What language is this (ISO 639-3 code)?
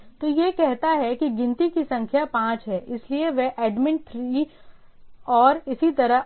hin